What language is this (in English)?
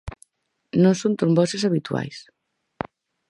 Galician